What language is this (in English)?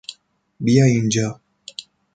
Persian